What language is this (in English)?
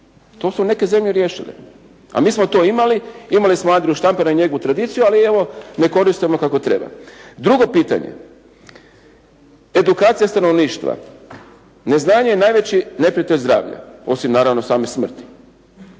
Croatian